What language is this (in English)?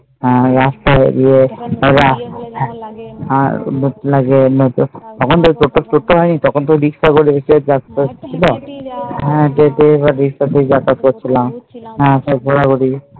Bangla